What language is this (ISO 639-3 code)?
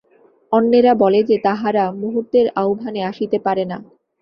ben